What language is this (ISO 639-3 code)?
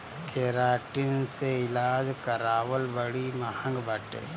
bho